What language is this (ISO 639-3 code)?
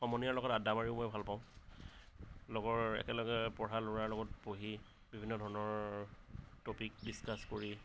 asm